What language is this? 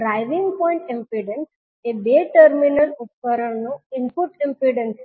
Gujarati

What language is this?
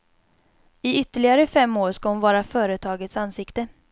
Swedish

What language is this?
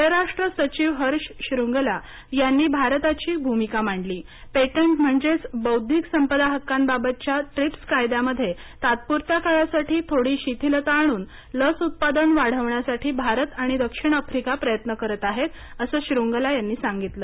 Marathi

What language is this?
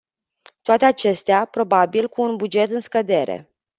Romanian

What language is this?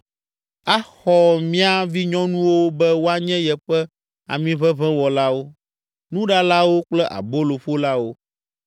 Ewe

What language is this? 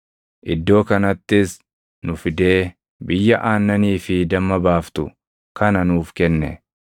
Oromo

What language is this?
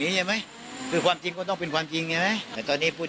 Thai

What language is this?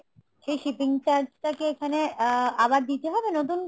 Bangla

